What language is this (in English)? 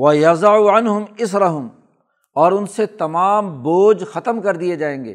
Urdu